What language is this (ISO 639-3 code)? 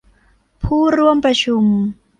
tha